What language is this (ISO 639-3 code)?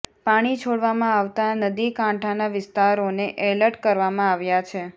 guj